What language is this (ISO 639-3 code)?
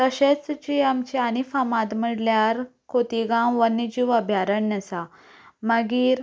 kok